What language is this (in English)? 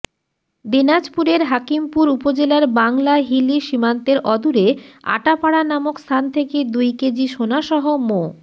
Bangla